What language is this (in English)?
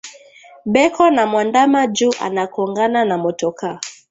Swahili